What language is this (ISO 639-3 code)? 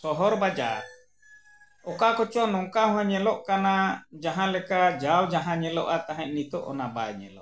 sat